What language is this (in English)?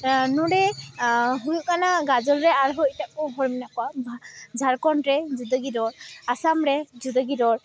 Santali